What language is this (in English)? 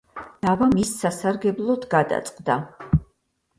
Georgian